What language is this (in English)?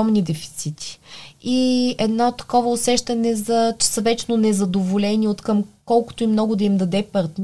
Bulgarian